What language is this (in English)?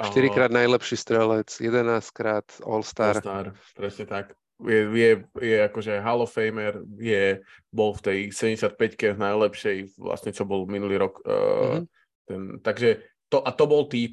Slovak